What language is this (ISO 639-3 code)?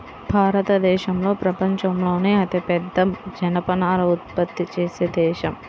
tel